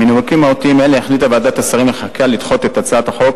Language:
Hebrew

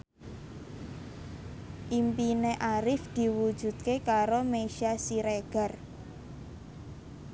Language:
Javanese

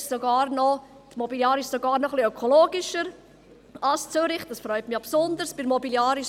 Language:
Swiss German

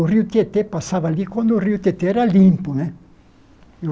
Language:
Portuguese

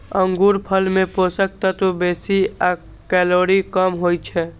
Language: Maithili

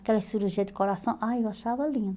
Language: Portuguese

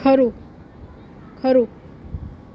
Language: Gujarati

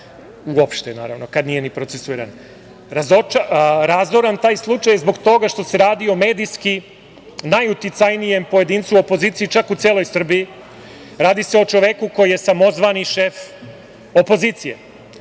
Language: Serbian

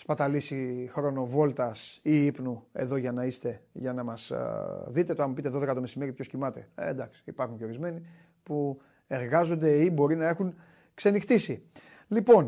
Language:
Greek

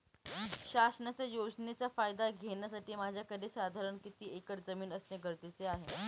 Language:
Marathi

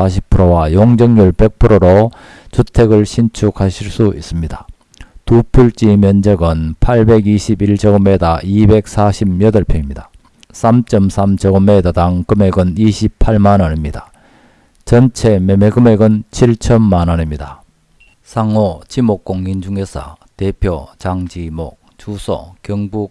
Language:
Korean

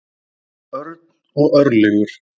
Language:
Icelandic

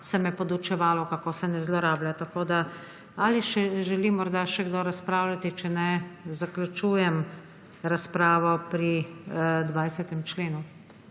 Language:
Slovenian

